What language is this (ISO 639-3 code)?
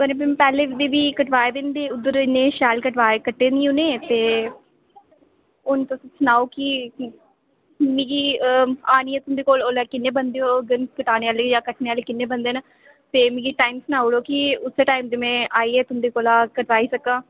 doi